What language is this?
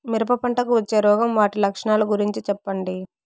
Telugu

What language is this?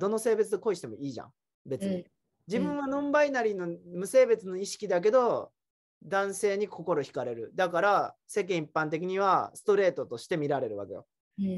Japanese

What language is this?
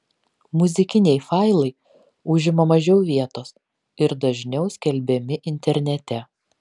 Lithuanian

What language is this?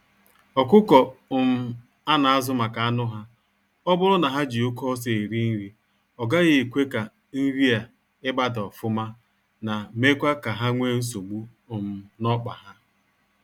Igbo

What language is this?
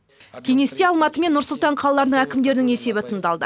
Kazakh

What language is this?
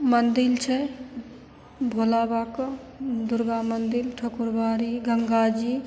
Maithili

